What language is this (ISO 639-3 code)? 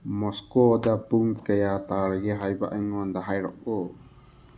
mni